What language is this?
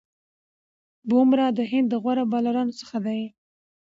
Pashto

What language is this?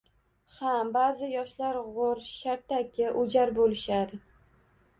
Uzbek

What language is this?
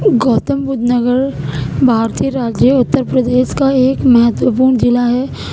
Urdu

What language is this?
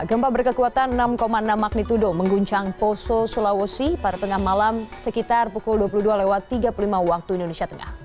Indonesian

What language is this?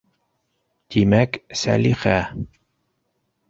Bashkir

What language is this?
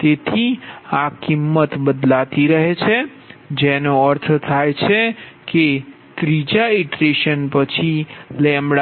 Gujarati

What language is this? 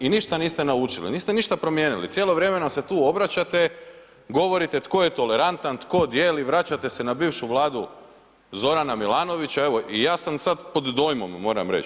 Croatian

